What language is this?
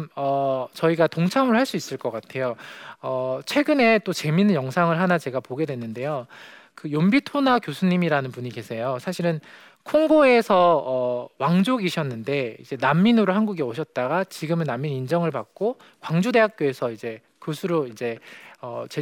Korean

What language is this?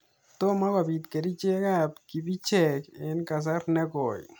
Kalenjin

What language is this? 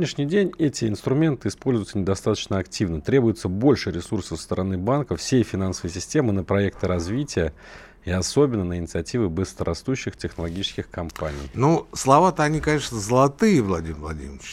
Russian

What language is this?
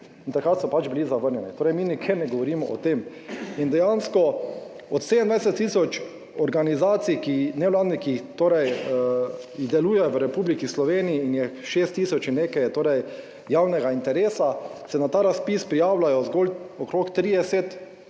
Slovenian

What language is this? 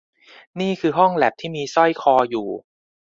Thai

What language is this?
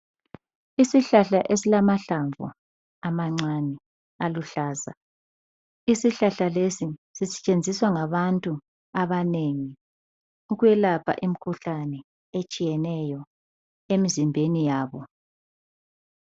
North Ndebele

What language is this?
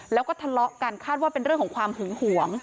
Thai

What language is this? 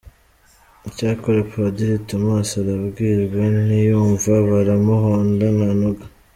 Kinyarwanda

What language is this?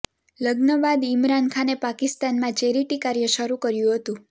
Gujarati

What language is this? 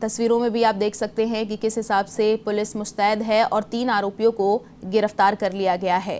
Hindi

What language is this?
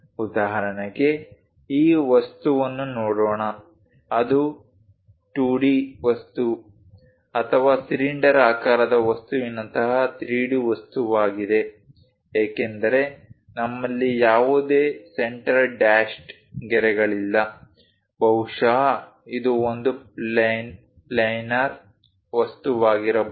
Kannada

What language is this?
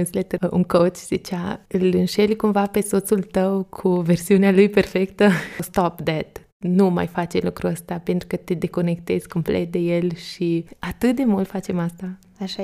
Romanian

